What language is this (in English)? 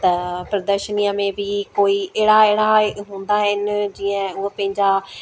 Sindhi